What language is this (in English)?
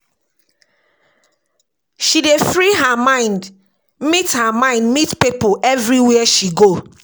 Nigerian Pidgin